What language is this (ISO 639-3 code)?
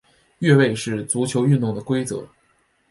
zho